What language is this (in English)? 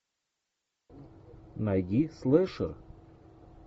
Russian